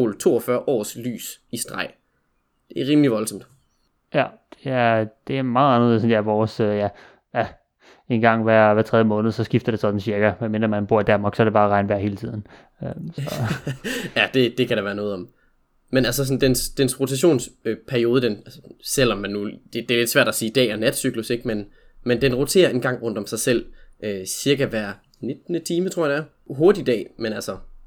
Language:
Danish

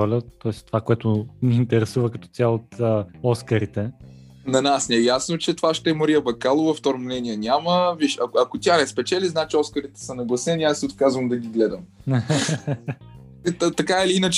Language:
Bulgarian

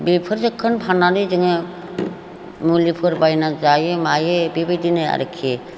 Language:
Bodo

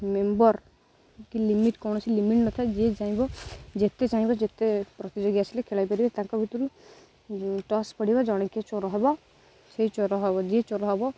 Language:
Odia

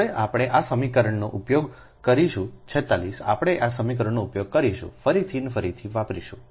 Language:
Gujarati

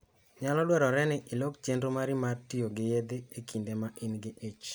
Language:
Luo (Kenya and Tanzania)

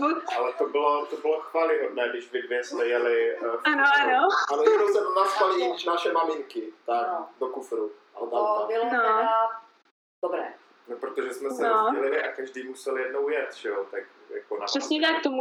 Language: Czech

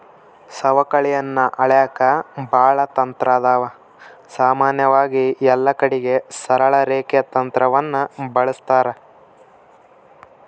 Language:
Kannada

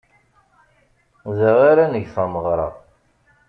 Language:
Kabyle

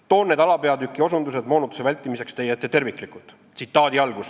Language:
Estonian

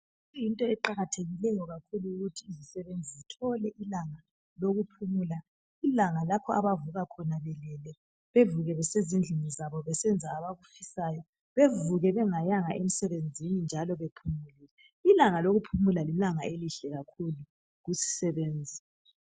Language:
North Ndebele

